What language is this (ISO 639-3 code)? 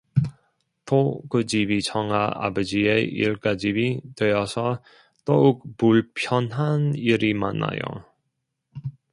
kor